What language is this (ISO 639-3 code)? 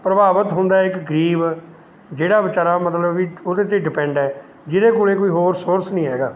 pan